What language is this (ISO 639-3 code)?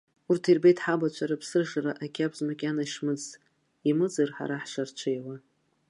abk